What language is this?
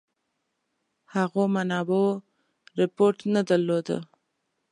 Pashto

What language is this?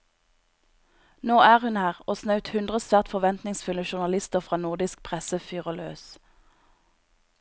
Norwegian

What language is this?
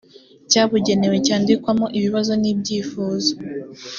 Kinyarwanda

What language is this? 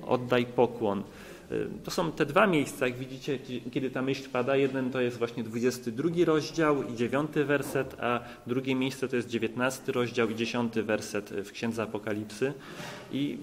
Polish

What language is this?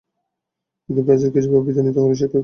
Bangla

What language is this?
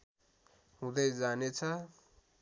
Nepali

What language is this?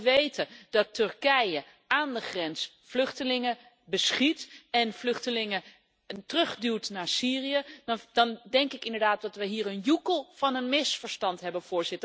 Dutch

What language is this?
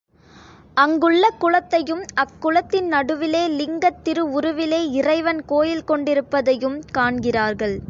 Tamil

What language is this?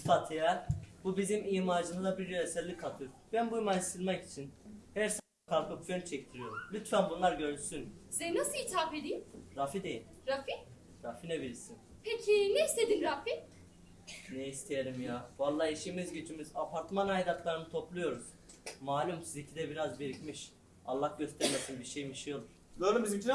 Turkish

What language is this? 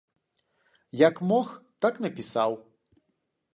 Belarusian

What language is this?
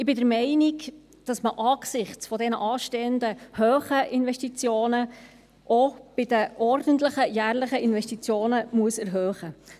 Swiss German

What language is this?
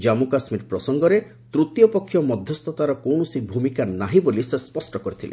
Odia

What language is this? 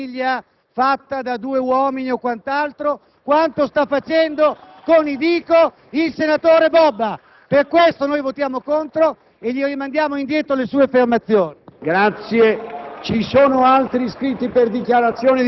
Italian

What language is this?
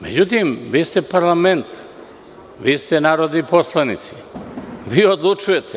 Serbian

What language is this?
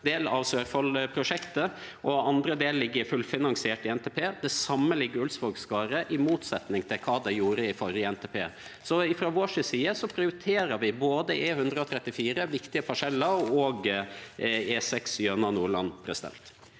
Norwegian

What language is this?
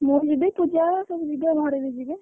Odia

